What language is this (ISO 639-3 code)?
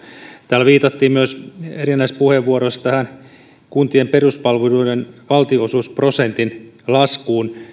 fin